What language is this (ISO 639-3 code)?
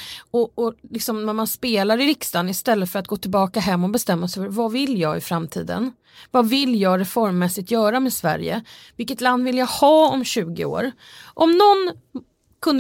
swe